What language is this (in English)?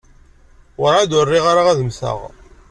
Kabyle